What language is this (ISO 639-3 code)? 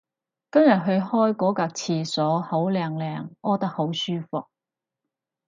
yue